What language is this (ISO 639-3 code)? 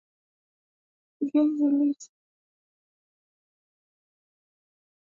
swa